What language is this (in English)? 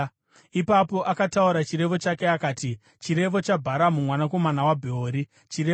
Shona